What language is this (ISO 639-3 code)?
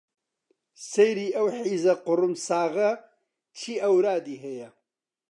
ckb